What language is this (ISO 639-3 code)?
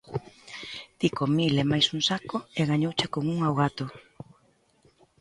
glg